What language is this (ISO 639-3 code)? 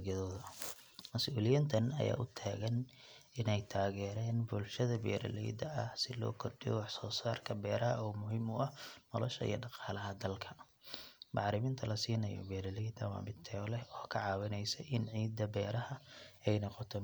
som